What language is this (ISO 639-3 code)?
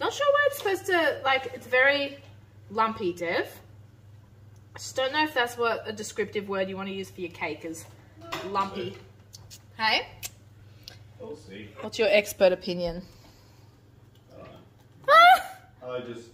eng